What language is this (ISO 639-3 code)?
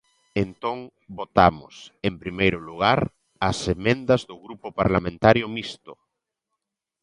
glg